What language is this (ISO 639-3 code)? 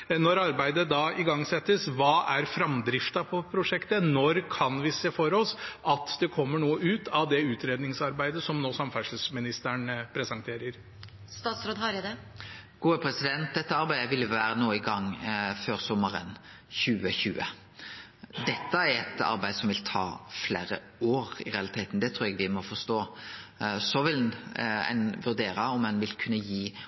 nor